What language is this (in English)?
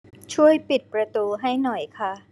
Thai